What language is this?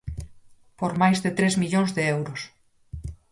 Galician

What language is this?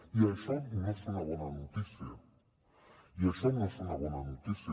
Catalan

